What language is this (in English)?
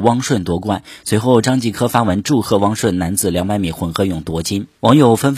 Chinese